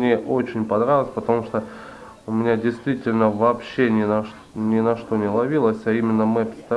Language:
Russian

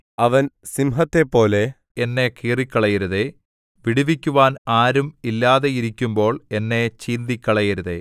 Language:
Malayalam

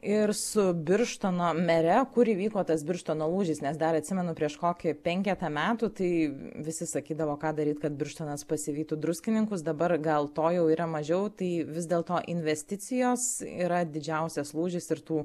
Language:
Lithuanian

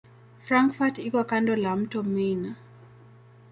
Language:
Swahili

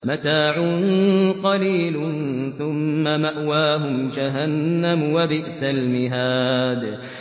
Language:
Arabic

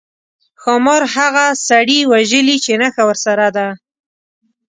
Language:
Pashto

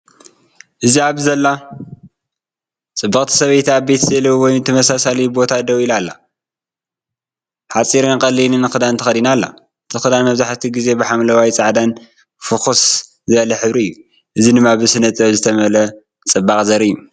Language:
Tigrinya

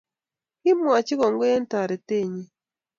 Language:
Kalenjin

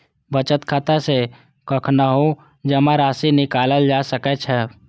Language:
Maithili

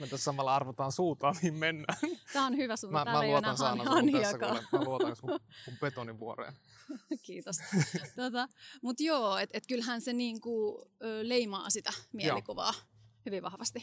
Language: Finnish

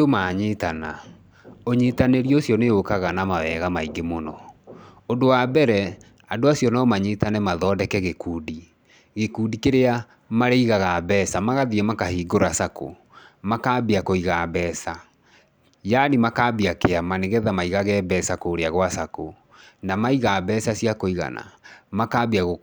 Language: Kikuyu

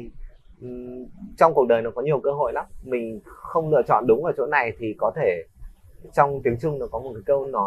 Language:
Vietnamese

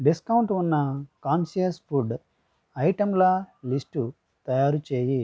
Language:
Telugu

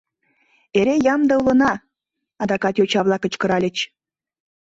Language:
Mari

